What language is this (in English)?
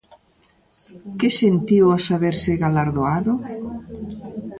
Galician